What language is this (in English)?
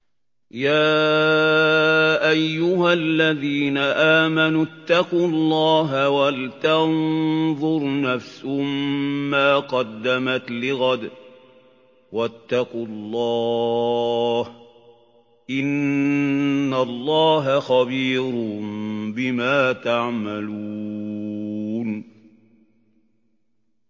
Arabic